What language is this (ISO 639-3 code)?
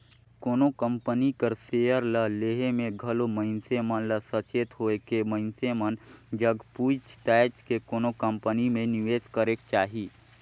hne